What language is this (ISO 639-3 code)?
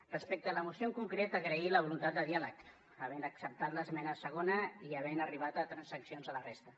cat